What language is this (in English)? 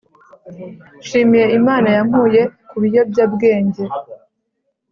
Kinyarwanda